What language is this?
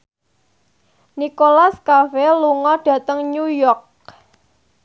Javanese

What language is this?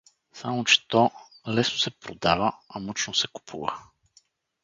Bulgarian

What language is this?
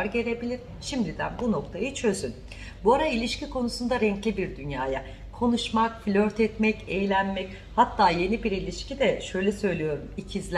Turkish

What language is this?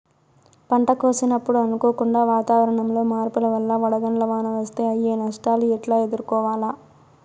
Telugu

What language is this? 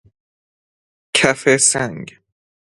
Persian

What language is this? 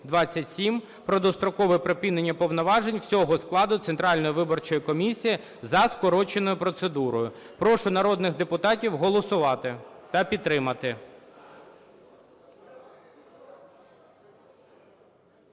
Ukrainian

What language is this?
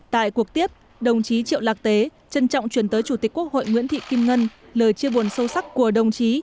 Vietnamese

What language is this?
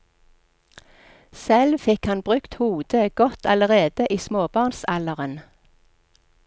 Norwegian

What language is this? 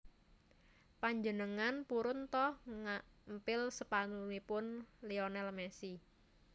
Javanese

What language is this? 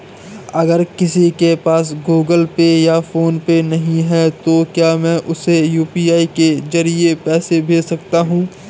Hindi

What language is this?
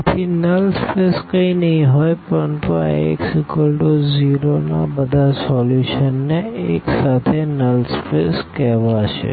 Gujarati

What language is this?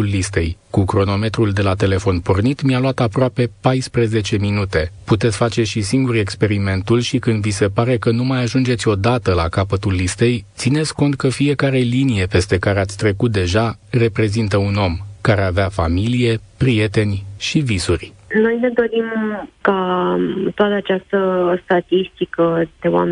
Romanian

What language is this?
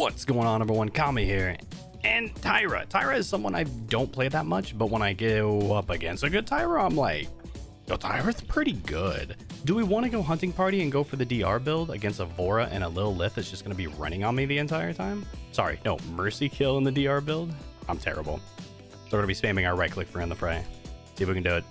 English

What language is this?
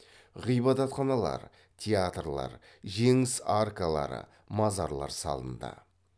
Kazakh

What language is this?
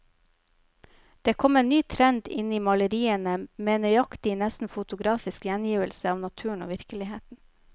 Norwegian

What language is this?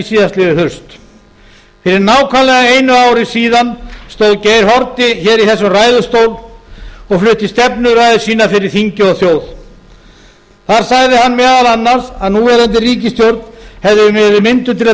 Icelandic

